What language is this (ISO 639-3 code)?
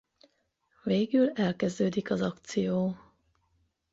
hun